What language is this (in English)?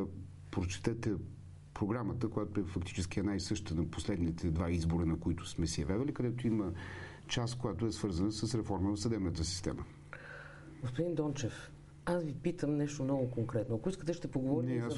Bulgarian